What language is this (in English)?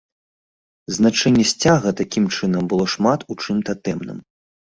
Belarusian